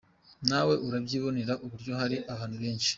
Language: Kinyarwanda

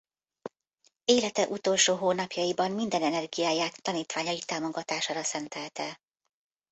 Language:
Hungarian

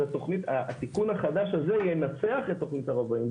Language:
Hebrew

